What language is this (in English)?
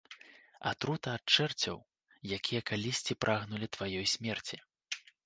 Belarusian